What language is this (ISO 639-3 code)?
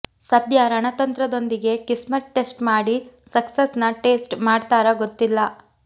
kan